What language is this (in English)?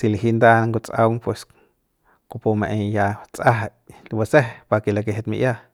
Central Pame